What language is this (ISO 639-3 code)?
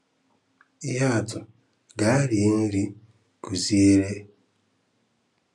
ibo